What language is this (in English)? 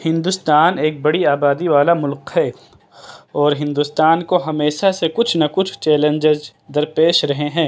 Urdu